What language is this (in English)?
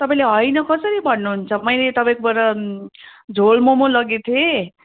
Nepali